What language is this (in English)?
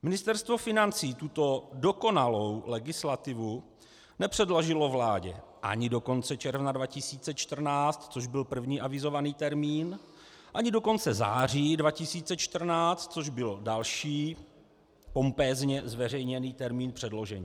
Czech